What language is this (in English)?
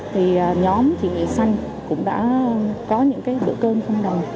Vietnamese